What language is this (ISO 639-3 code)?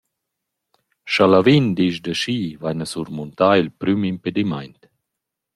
roh